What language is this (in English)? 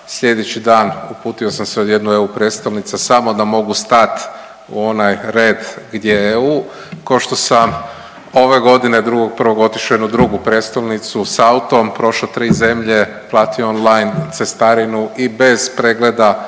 Croatian